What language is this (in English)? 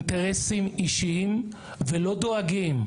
Hebrew